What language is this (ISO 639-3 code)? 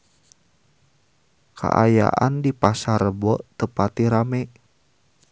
sun